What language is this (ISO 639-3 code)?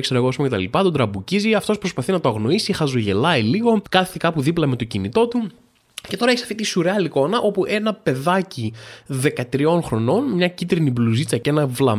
ell